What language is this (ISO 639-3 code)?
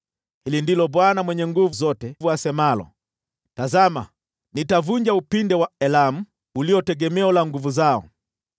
swa